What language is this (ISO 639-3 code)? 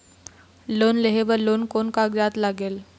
hne